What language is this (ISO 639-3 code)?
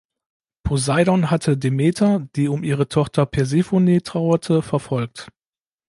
deu